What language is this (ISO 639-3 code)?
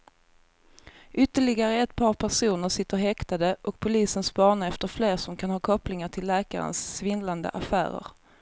swe